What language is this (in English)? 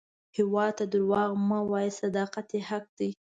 Pashto